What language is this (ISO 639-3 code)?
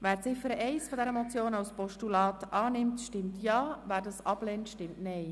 gsw